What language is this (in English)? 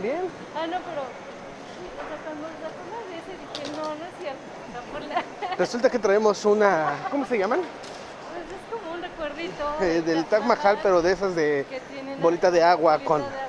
Spanish